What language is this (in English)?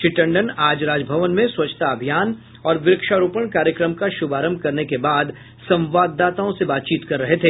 Hindi